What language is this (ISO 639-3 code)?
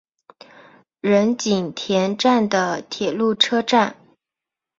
zho